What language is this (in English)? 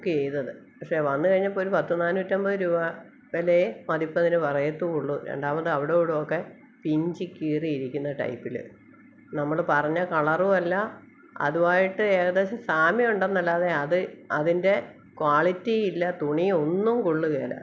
Malayalam